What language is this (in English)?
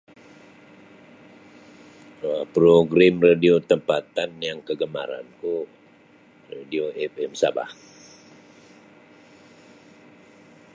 Sabah Bisaya